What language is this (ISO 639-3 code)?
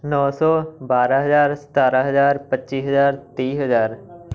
pan